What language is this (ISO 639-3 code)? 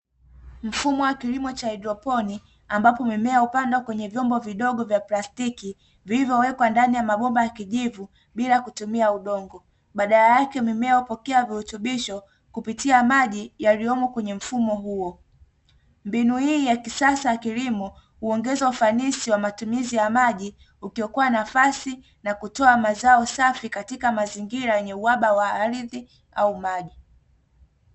swa